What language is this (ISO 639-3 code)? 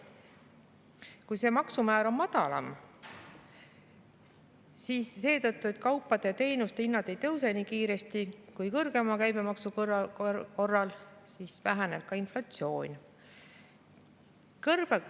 est